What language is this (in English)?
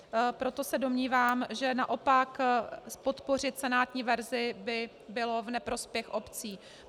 Czech